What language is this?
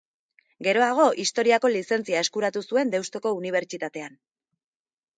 Basque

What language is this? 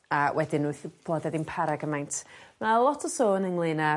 Welsh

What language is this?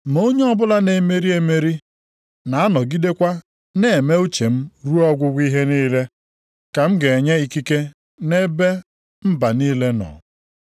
Igbo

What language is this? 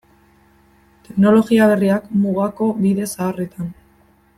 Basque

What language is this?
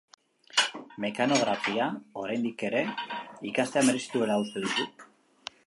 Basque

